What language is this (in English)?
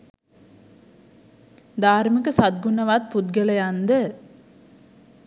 Sinhala